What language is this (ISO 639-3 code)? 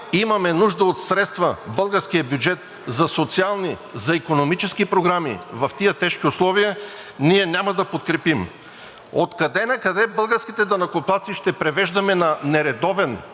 bul